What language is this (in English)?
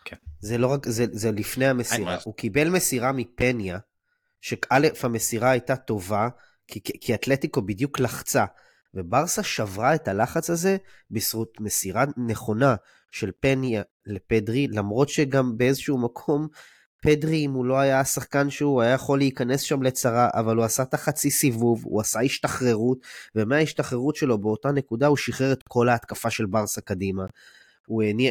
Hebrew